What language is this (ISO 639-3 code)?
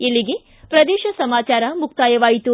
kan